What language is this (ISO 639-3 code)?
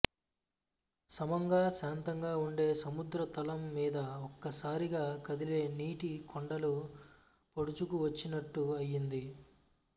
tel